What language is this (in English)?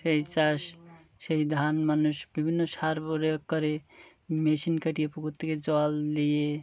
Bangla